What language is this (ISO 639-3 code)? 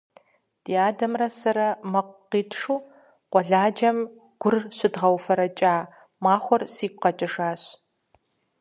kbd